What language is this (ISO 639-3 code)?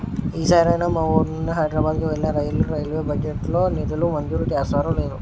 tel